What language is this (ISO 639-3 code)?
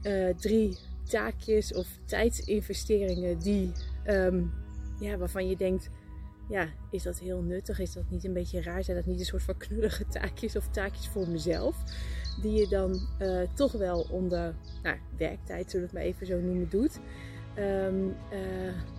nld